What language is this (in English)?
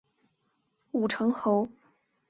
Chinese